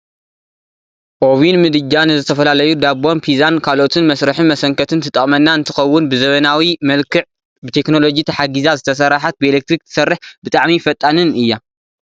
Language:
Tigrinya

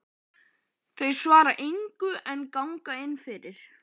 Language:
Icelandic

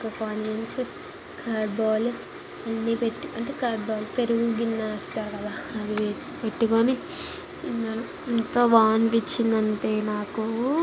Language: Telugu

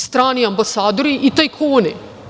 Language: Serbian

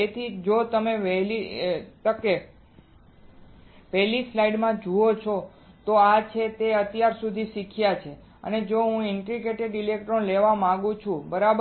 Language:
Gujarati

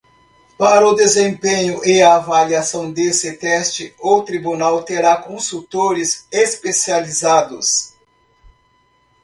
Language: Portuguese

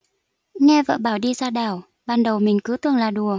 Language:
Vietnamese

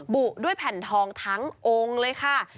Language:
Thai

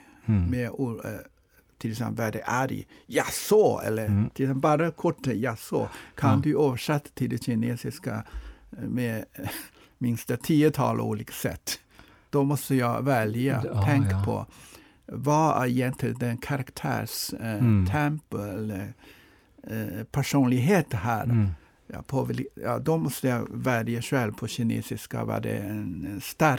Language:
Swedish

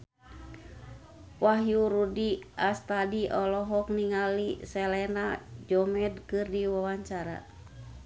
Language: Sundanese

